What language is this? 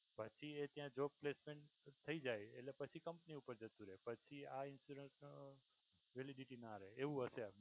Gujarati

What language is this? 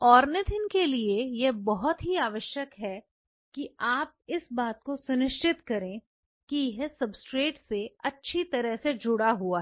Hindi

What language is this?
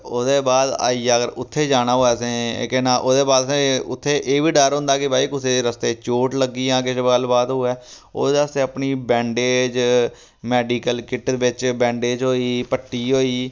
Dogri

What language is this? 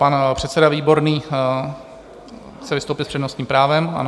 Czech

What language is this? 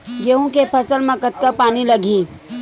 Chhattisgarhi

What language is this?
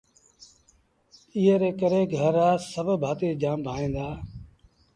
Sindhi Bhil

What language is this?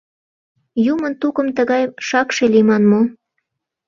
Mari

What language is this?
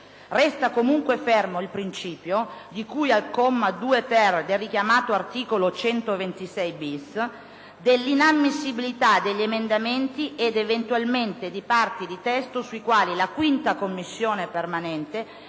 Italian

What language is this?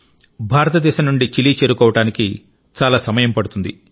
Telugu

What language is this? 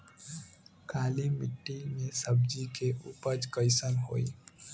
Bhojpuri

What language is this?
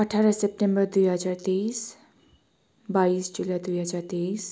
Nepali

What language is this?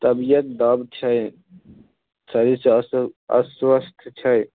Maithili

